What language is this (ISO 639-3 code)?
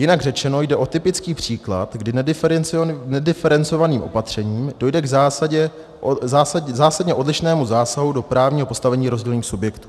ces